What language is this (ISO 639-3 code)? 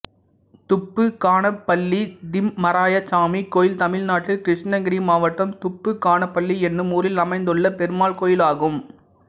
tam